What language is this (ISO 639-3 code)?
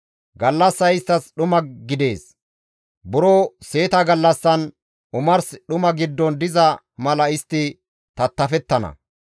gmv